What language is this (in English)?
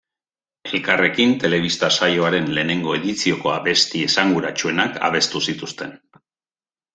Basque